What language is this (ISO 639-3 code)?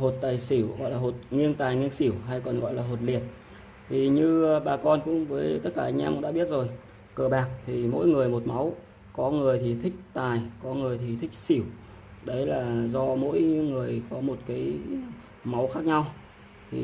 vie